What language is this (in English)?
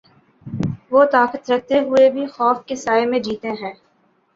Urdu